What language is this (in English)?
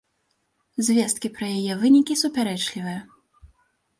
Belarusian